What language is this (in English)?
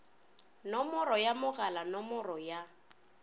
Northern Sotho